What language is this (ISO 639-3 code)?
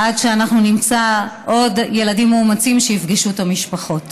heb